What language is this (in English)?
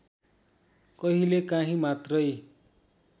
Nepali